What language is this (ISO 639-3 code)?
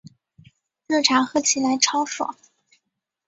zho